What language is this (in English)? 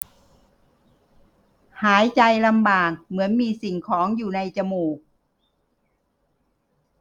Thai